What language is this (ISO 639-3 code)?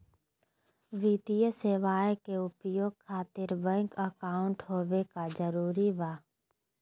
mag